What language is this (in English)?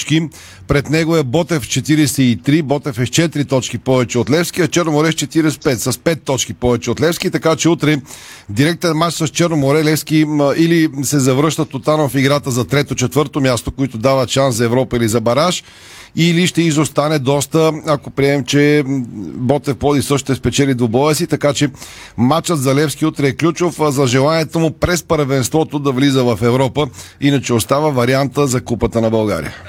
Bulgarian